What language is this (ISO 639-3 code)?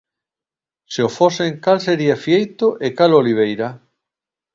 glg